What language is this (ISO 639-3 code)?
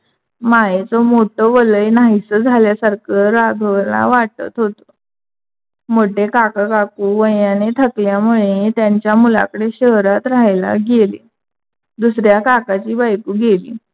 mar